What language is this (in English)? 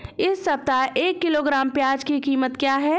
Hindi